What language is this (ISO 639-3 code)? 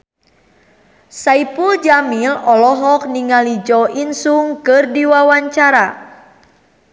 sun